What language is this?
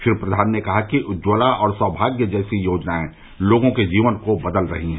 Hindi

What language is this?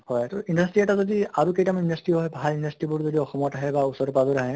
Assamese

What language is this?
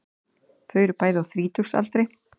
Icelandic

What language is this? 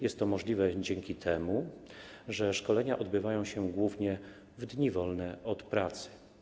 Polish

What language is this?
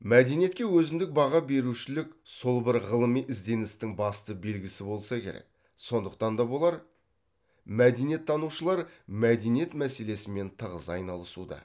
Kazakh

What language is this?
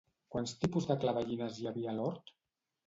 Catalan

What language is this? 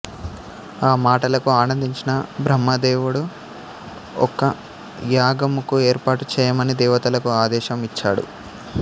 Telugu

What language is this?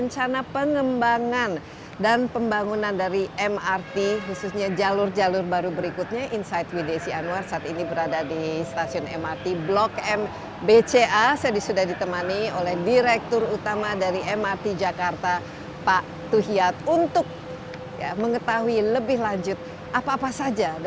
Indonesian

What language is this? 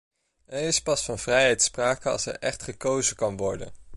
Dutch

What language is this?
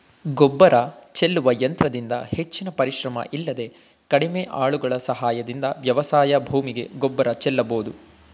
Kannada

